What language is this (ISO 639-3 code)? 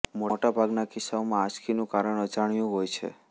guj